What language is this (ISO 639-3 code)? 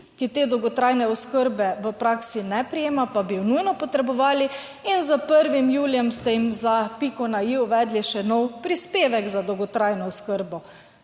slv